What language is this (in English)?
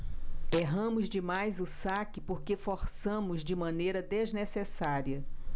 Portuguese